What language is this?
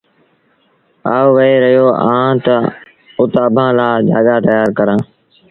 Sindhi Bhil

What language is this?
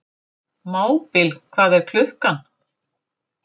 Icelandic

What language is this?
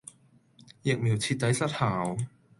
Cantonese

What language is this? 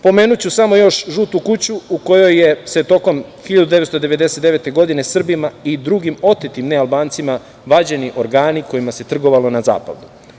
Serbian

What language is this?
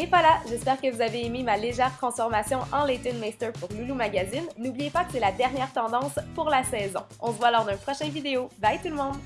French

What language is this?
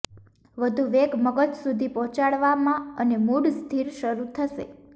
Gujarati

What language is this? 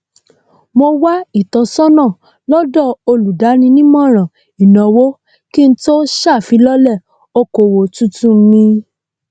Yoruba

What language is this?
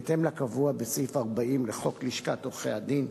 Hebrew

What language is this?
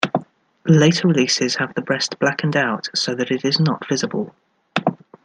English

